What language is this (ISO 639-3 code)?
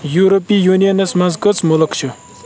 kas